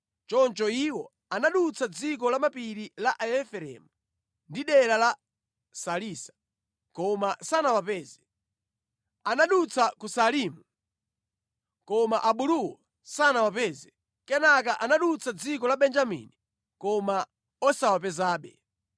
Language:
Nyanja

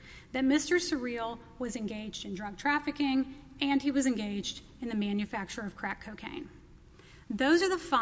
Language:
English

